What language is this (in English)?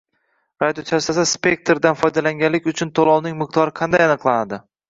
Uzbek